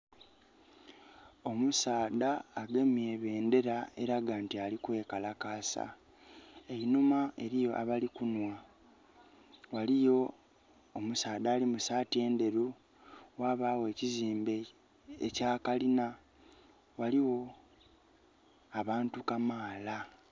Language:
Soga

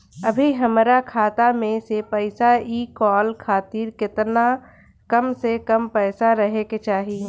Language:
Bhojpuri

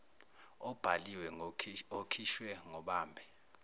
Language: Zulu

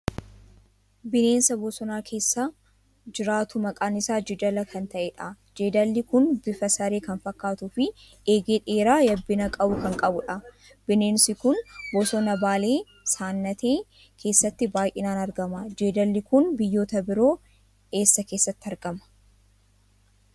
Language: Oromo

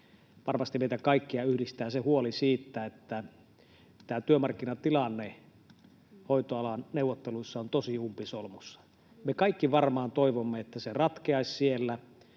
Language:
Finnish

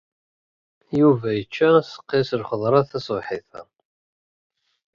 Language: Kabyle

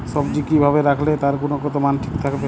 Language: Bangla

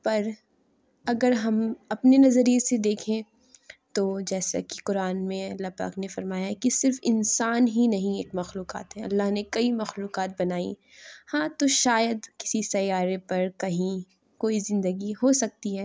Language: Urdu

